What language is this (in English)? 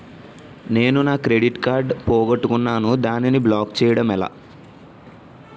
Telugu